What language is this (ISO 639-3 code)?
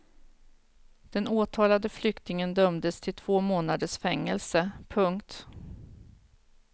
swe